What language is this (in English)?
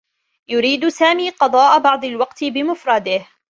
Arabic